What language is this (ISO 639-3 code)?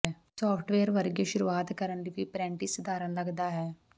pan